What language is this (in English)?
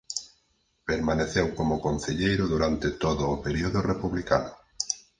Galician